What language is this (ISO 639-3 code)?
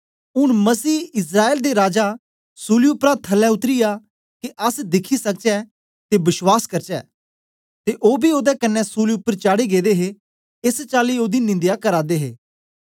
doi